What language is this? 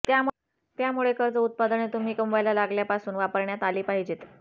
Marathi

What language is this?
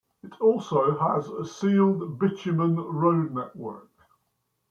English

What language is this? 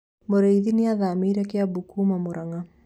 Kikuyu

